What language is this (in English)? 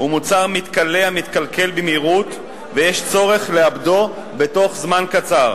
Hebrew